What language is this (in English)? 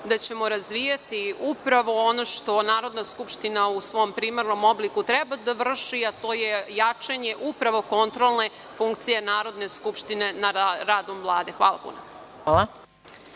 Serbian